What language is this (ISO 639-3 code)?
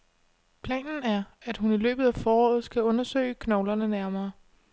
dan